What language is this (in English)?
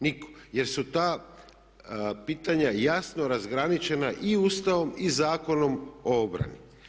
Croatian